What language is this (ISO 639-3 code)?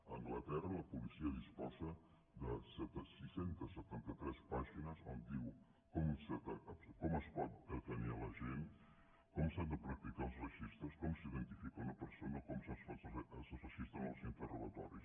cat